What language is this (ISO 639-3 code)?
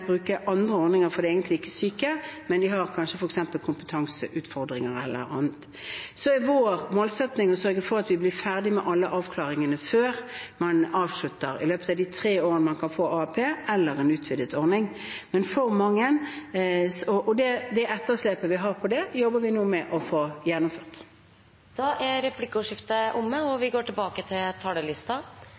nor